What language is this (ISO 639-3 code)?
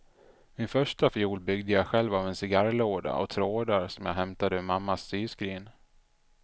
swe